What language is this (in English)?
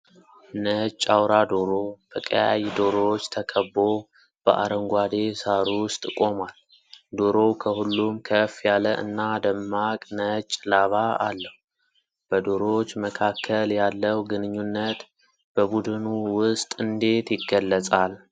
Amharic